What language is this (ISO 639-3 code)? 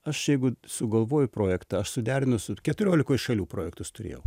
lit